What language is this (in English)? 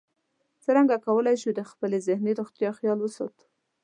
Pashto